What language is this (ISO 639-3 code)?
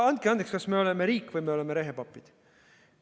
est